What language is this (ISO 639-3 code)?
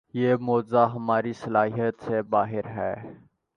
urd